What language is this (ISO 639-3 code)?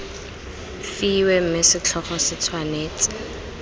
tsn